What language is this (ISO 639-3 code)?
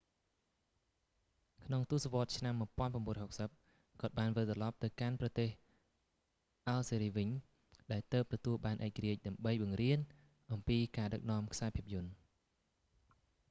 khm